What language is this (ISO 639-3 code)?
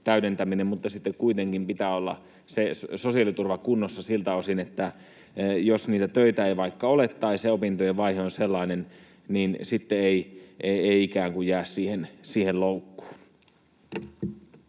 fin